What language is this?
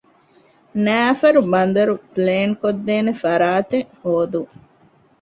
Divehi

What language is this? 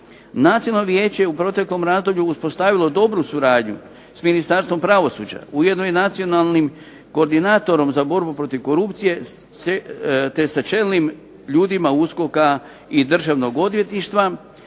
Croatian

